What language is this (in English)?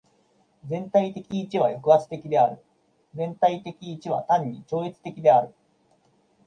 Japanese